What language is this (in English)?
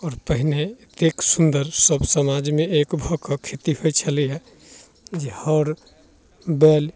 Maithili